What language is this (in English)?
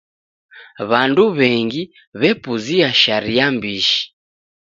Taita